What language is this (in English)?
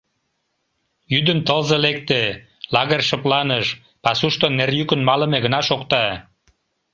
Mari